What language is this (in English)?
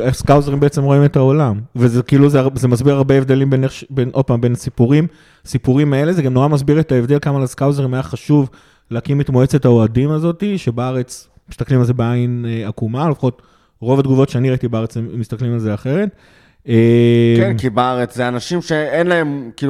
Hebrew